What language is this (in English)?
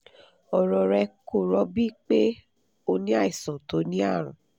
Yoruba